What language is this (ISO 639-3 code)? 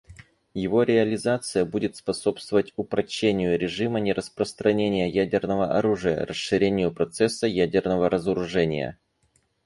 rus